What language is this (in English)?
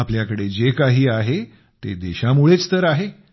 Marathi